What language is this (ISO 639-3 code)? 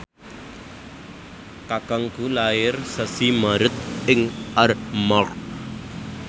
jav